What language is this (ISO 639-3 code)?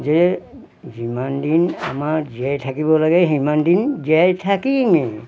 asm